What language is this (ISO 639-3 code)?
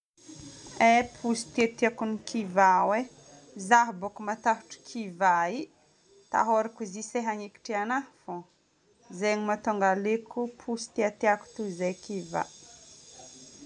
bmm